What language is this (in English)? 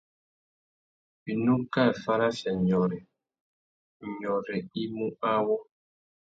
Tuki